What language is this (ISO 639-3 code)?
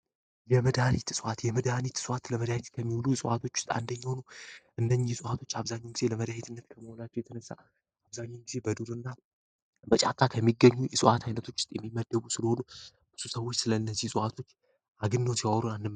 amh